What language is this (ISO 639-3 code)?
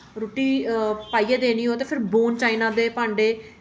doi